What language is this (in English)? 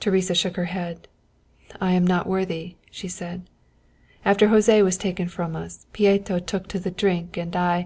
English